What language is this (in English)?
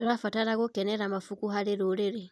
Kikuyu